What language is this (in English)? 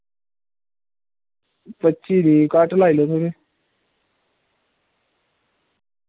Dogri